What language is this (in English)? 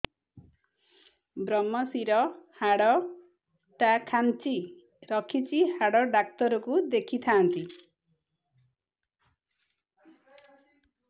Odia